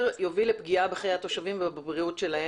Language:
Hebrew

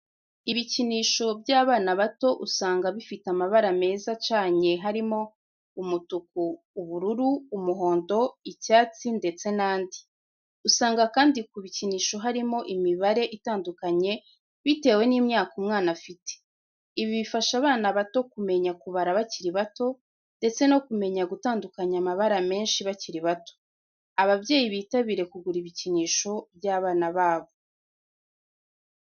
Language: Kinyarwanda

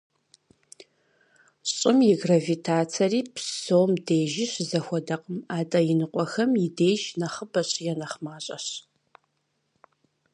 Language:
Kabardian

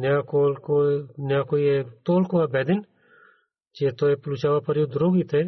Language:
Bulgarian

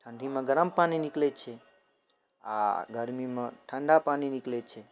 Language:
Maithili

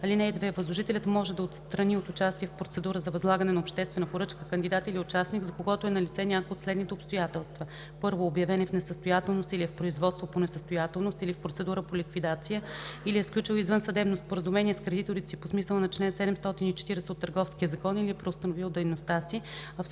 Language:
Bulgarian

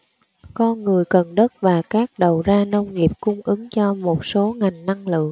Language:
Vietnamese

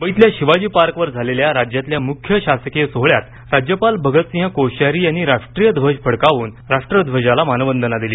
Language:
Marathi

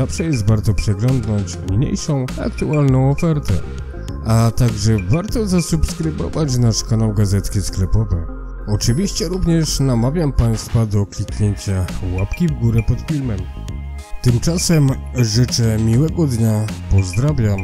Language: Polish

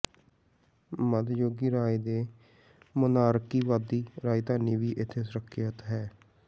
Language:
Punjabi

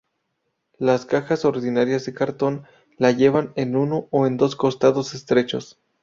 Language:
Spanish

